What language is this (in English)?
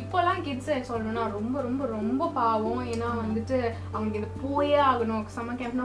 Tamil